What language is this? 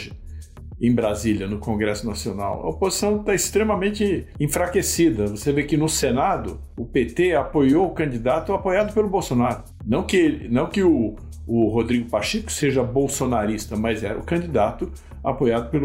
Portuguese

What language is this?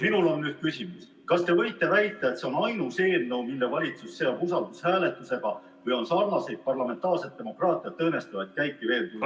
Estonian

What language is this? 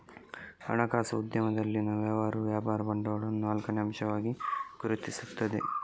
Kannada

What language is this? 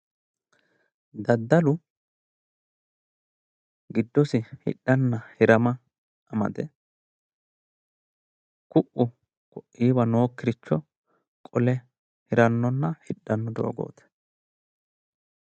Sidamo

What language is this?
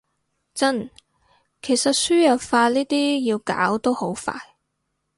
Cantonese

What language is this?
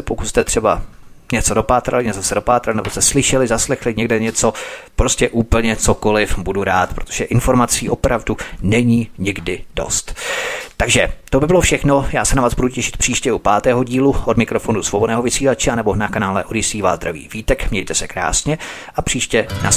Czech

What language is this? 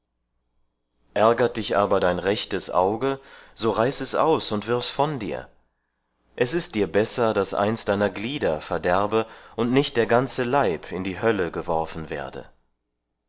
German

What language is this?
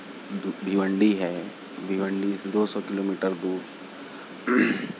Urdu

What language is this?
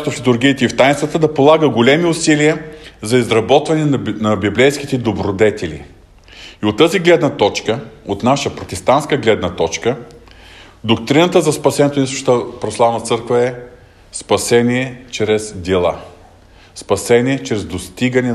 Bulgarian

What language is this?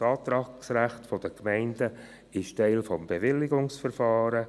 Swiss German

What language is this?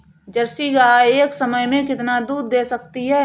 Hindi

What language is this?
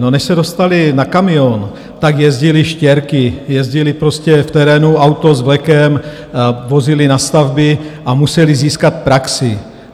Czech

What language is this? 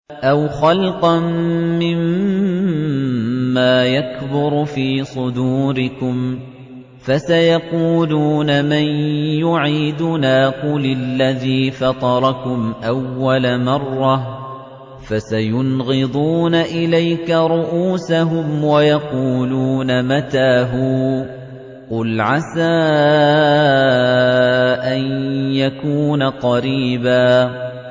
Arabic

